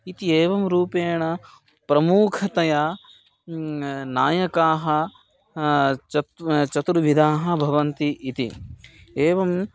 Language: Sanskrit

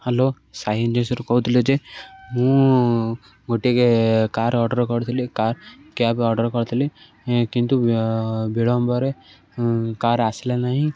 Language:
Odia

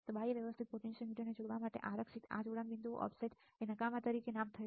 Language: Gujarati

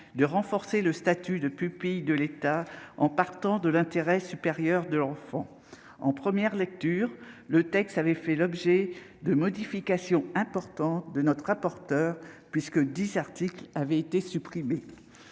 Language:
French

